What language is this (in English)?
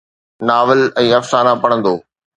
Sindhi